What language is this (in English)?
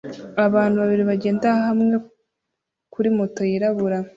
Kinyarwanda